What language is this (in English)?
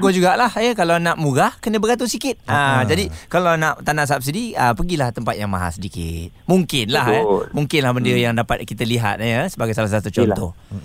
Malay